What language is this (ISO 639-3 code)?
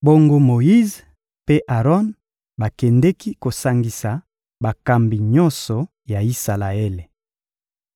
lin